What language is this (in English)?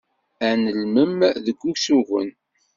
Kabyle